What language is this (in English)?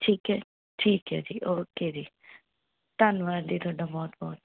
Punjabi